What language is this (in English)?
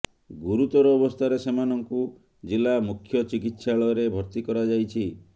Odia